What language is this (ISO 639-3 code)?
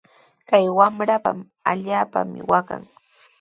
qws